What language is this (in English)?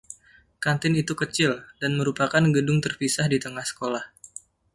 Indonesian